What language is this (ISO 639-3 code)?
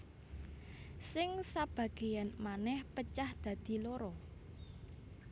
jav